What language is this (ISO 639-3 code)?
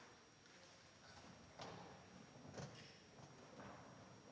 dan